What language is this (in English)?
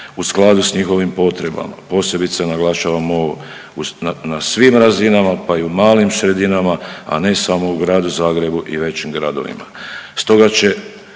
Croatian